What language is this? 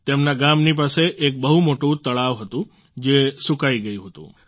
Gujarati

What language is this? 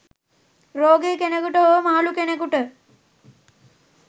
Sinhala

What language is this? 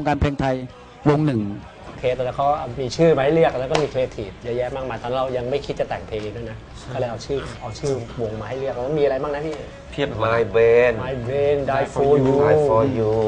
Thai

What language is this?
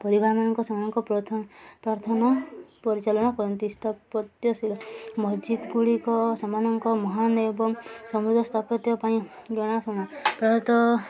Odia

